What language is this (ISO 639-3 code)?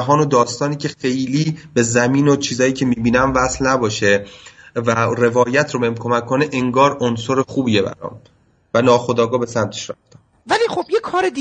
fas